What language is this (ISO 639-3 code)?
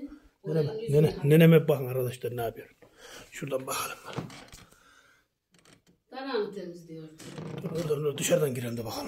tur